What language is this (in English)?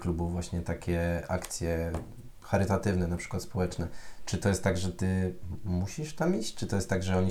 Polish